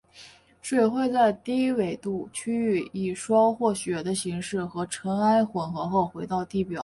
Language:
Chinese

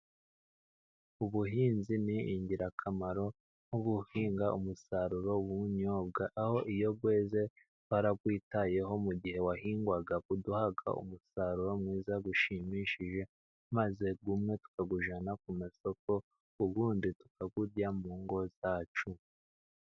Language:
Kinyarwanda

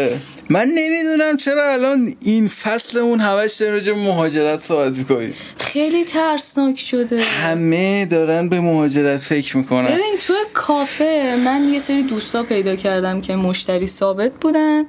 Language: Persian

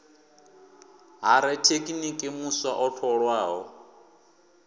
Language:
Venda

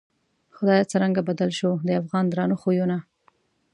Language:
Pashto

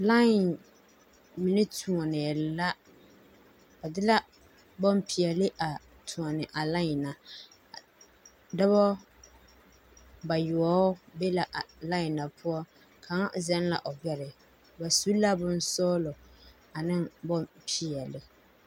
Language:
Southern Dagaare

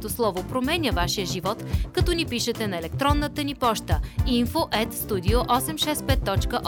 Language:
Bulgarian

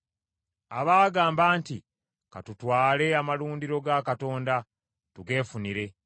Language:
Ganda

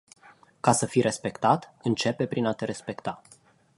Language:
Romanian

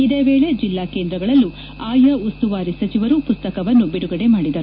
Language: Kannada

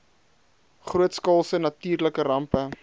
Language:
Afrikaans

